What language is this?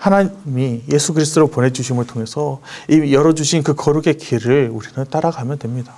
Korean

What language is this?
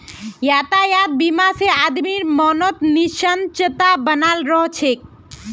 Magahi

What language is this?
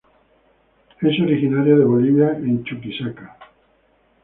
Spanish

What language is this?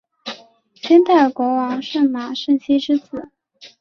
Chinese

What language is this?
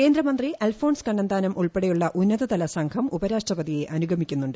Malayalam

